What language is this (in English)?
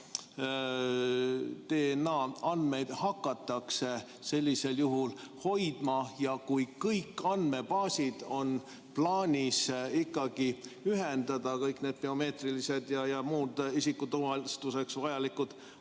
Estonian